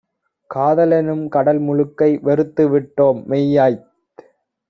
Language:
Tamil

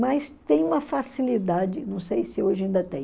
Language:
Portuguese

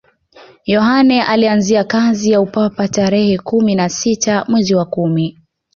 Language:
Swahili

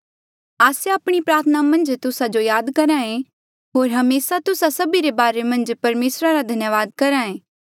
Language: Mandeali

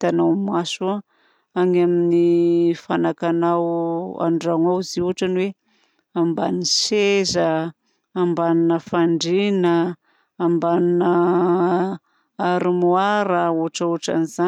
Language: Southern Betsimisaraka Malagasy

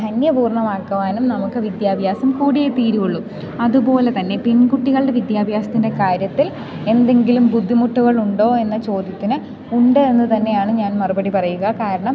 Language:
Malayalam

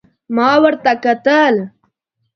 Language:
Pashto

